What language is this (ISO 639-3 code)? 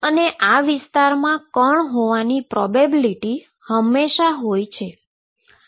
guj